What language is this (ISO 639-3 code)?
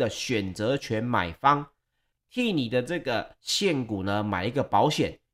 zho